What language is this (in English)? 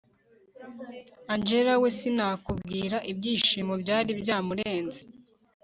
Kinyarwanda